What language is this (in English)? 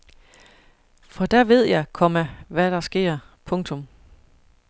Danish